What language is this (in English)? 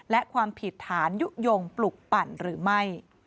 Thai